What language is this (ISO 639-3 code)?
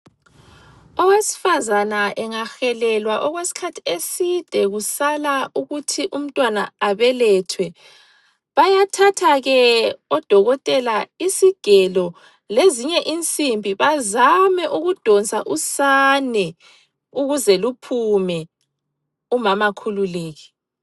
nde